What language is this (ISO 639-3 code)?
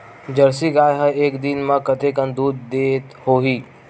hne